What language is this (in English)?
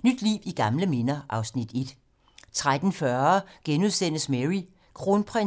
Danish